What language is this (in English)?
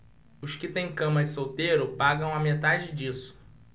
Portuguese